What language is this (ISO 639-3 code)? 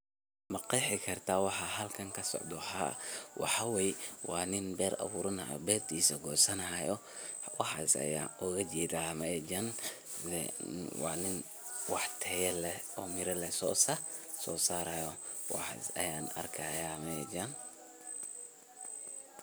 som